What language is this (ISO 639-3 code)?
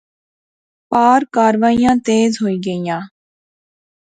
phr